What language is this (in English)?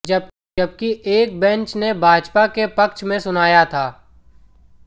Hindi